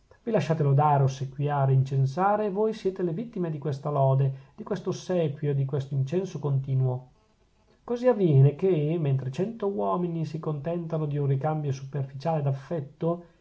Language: Italian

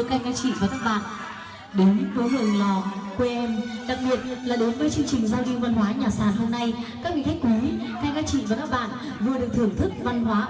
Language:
Vietnamese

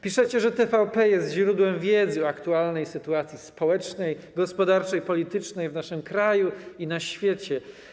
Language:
Polish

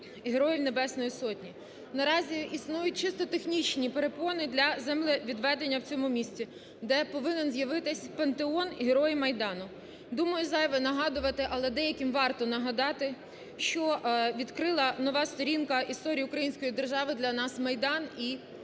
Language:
Ukrainian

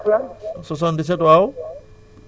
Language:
Wolof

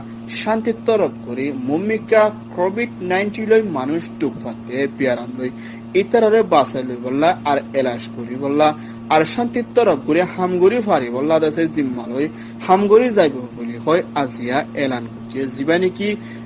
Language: Bangla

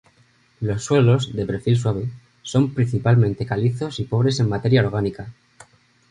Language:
Spanish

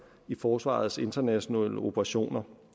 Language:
Danish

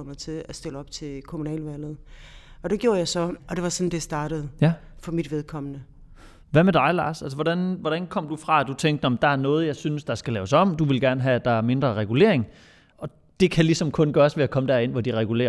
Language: Danish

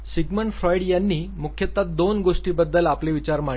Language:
Marathi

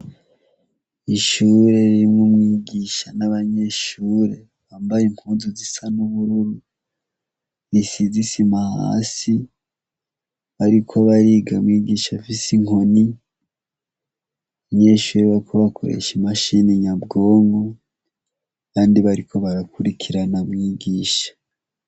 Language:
Rundi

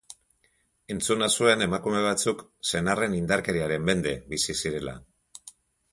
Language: Basque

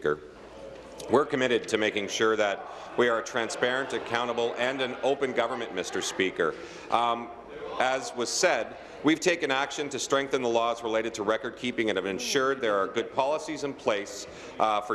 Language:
English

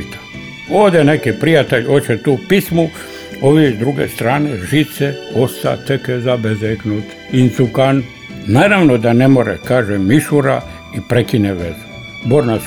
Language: Croatian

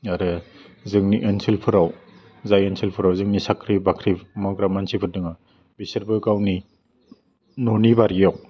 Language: Bodo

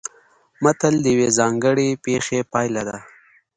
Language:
Pashto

